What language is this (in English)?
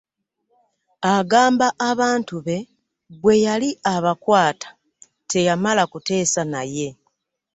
Ganda